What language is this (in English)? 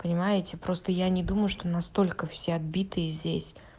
Russian